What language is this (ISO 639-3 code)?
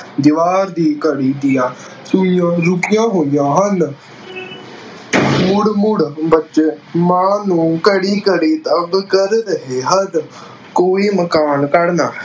pan